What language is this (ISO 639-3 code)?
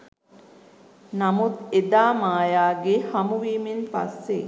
sin